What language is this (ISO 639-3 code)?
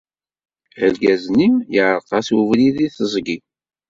kab